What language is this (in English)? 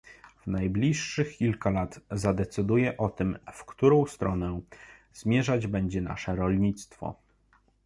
Polish